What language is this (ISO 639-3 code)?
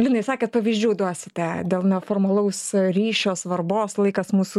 lit